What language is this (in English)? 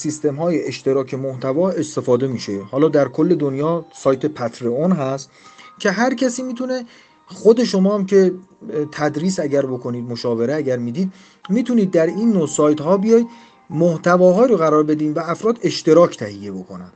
Persian